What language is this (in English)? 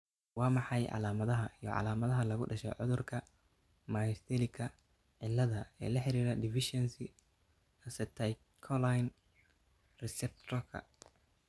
Somali